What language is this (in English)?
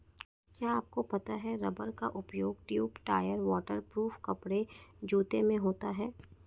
Hindi